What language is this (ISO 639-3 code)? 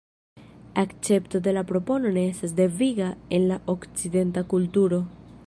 epo